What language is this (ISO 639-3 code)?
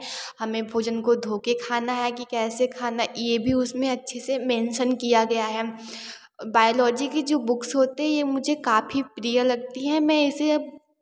hin